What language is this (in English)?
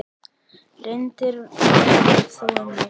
Icelandic